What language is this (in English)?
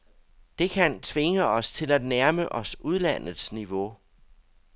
Danish